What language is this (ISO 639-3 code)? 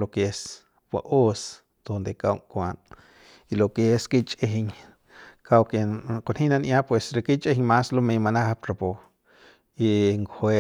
pbs